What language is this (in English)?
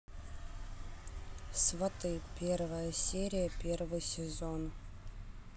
Russian